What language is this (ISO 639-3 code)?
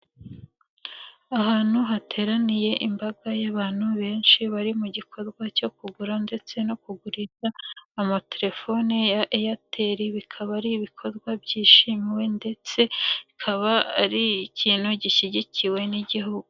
kin